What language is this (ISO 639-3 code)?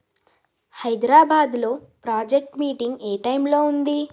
tel